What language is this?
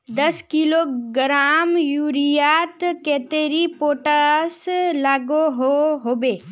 Magahi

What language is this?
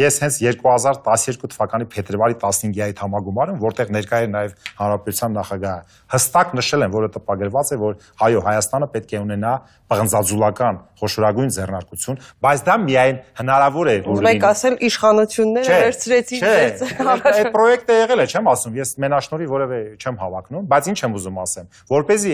Romanian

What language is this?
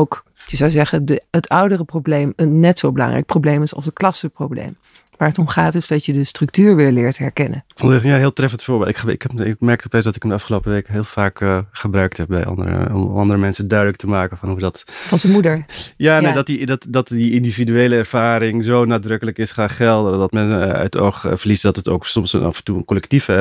Dutch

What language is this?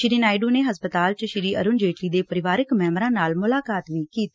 Punjabi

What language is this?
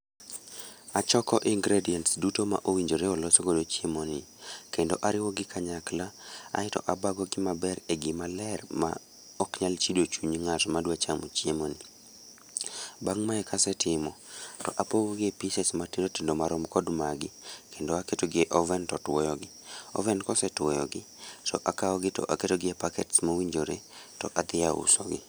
Luo (Kenya and Tanzania)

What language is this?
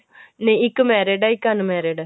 Punjabi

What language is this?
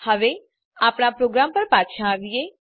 Gujarati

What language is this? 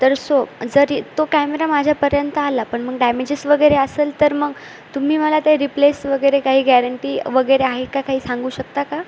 Marathi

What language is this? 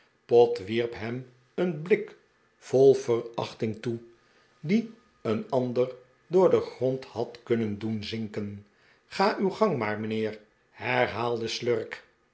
Dutch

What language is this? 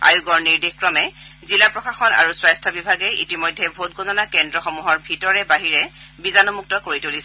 Assamese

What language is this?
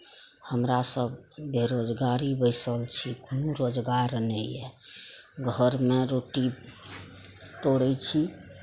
Maithili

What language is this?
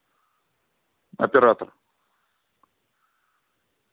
Russian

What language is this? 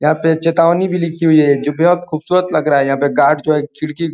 Hindi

